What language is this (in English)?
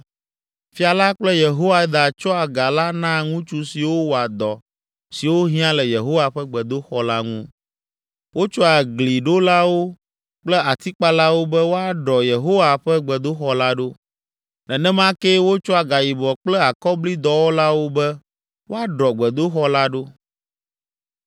Ewe